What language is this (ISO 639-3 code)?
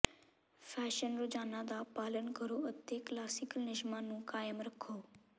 pan